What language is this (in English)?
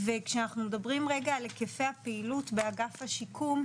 Hebrew